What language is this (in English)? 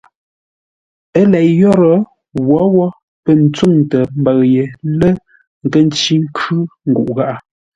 Ngombale